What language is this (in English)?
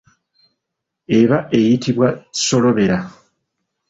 Ganda